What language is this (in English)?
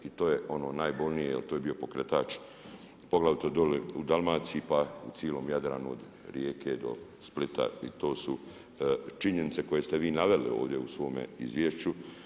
Croatian